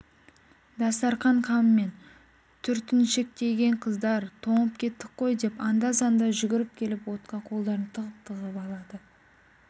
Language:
Kazakh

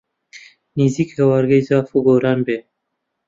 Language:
Central Kurdish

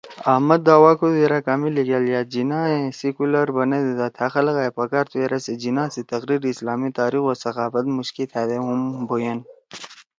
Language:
Torwali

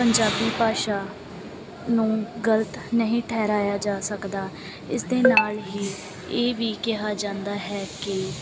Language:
Punjabi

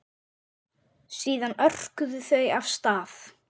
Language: Icelandic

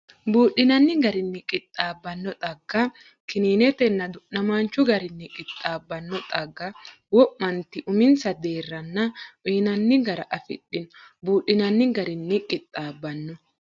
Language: Sidamo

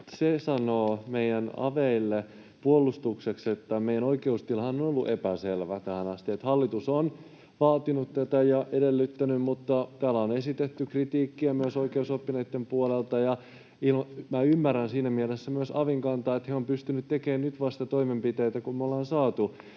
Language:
Finnish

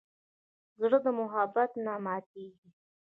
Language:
Pashto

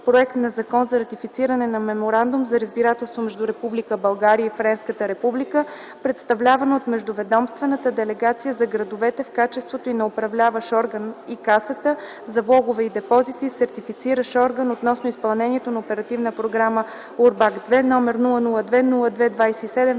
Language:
Bulgarian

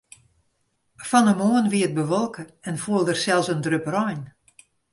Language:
Western Frisian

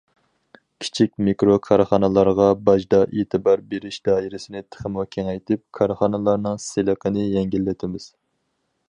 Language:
Uyghur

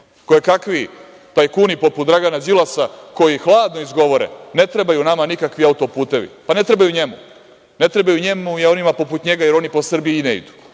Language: Serbian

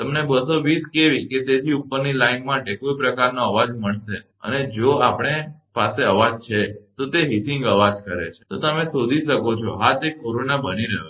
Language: Gujarati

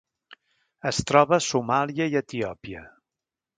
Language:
Catalan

